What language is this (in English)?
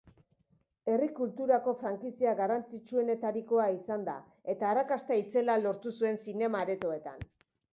Basque